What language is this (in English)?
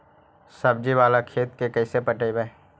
Magahi